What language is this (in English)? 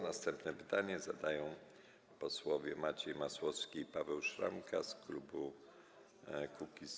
Polish